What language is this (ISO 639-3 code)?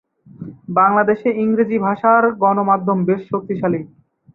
ben